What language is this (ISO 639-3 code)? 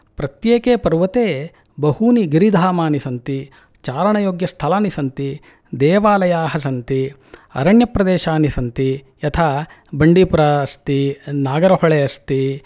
san